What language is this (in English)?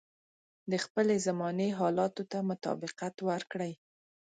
Pashto